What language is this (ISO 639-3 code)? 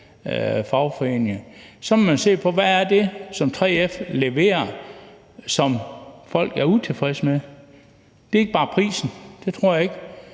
dan